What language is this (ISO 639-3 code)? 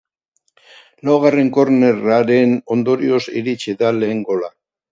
eus